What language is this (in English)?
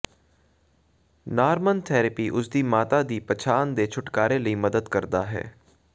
Punjabi